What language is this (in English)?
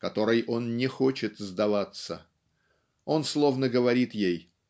Russian